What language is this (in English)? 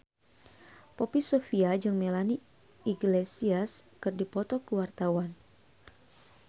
Sundanese